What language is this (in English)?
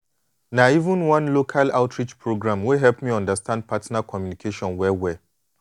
Nigerian Pidgin